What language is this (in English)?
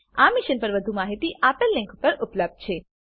Gujarati